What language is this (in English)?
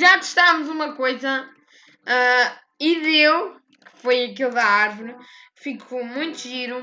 Portuguese